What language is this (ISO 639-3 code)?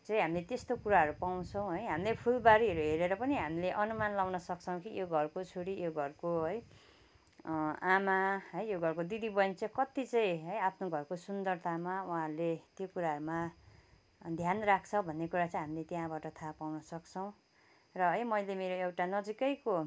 nep